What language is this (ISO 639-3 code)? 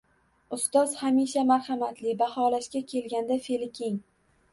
uzb